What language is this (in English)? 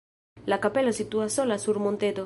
Esperanto